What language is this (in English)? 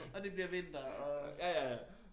Danish